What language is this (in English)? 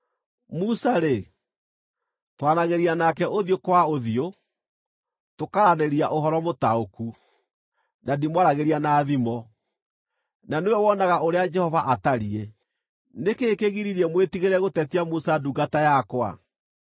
Kikuyu